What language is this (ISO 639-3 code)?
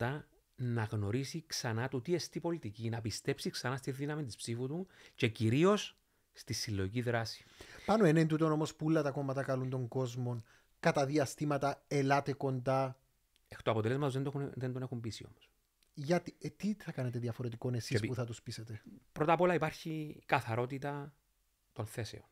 ell